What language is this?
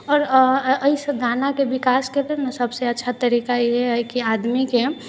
Maithili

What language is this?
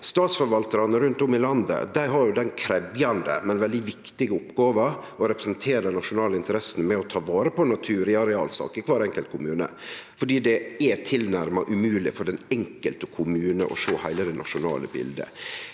Norwegian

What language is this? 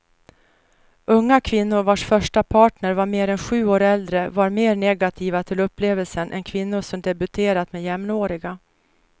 Swedish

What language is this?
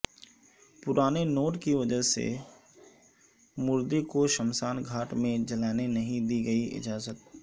Urdu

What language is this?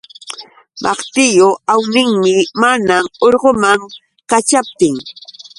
Yauyos Quechua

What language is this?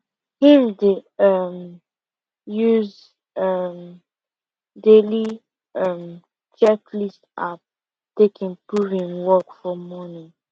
Nigerian Pidgin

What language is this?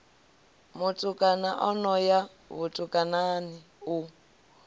Venda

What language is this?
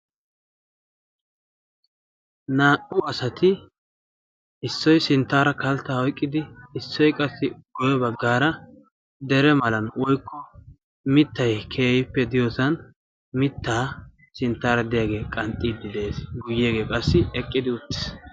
Wolaytta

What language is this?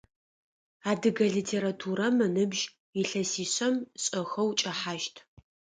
Adyghe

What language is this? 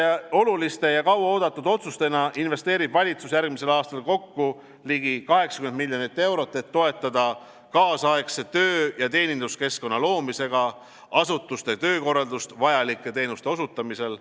Estonian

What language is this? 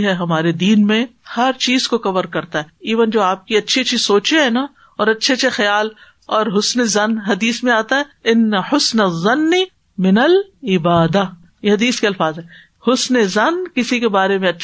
Urdu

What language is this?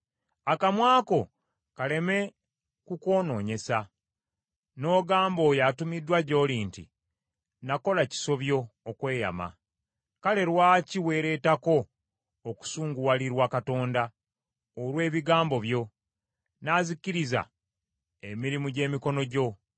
Ganda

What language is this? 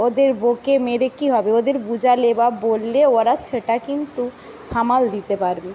Bangla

